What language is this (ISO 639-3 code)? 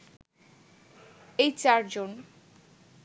ben